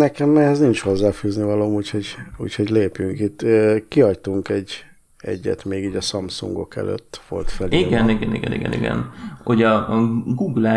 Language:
Hungarian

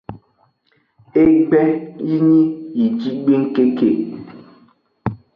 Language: Aja (Benin)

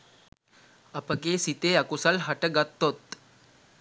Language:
Sinhala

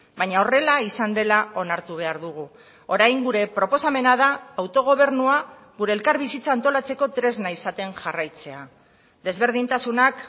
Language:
Basque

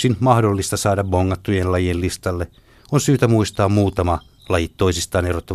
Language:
Finnish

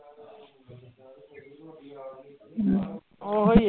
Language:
Punjabi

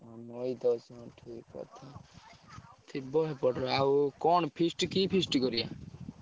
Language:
Odia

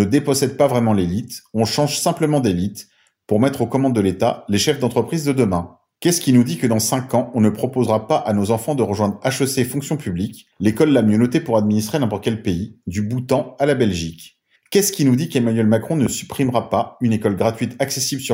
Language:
French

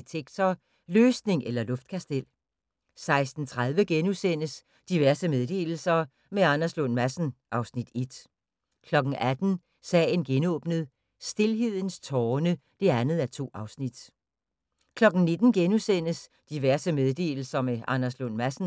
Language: Danish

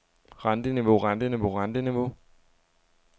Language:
Danish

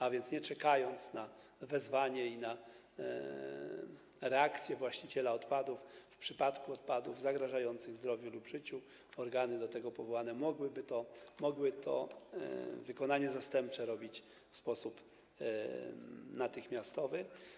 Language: Polish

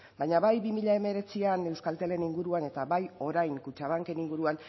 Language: Basque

